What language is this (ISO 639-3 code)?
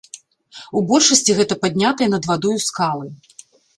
bel